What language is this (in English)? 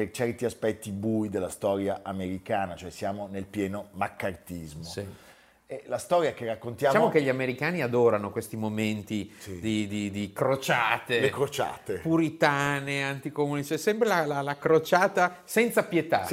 Italian